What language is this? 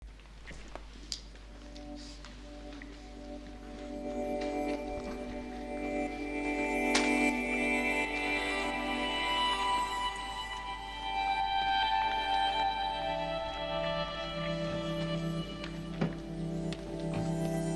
Turkish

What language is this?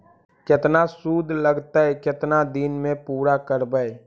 Magahi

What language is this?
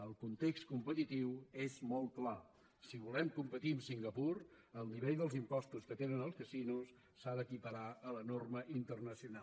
Catalan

